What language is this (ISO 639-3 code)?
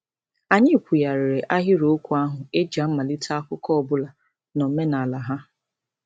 ibo